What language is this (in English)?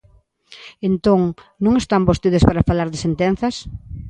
Galician